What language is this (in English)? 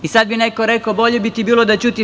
Serbian